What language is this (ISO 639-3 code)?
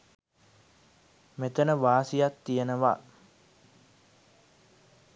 sin